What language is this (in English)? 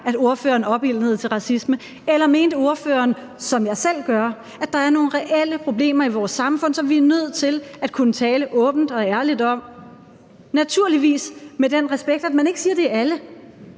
Danish